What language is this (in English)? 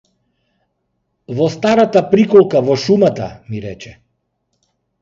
Macedonian